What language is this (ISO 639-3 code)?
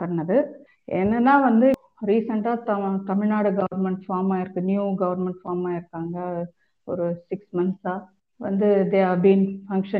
tam